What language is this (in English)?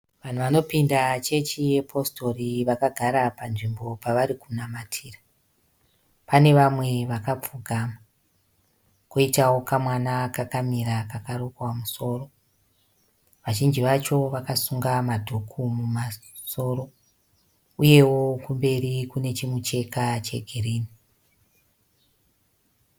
Shona